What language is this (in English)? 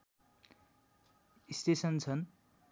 Nepali